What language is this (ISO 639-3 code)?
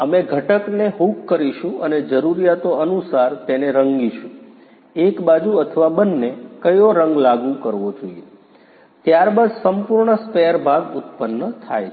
guj